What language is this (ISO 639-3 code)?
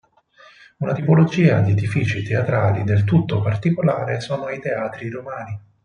ita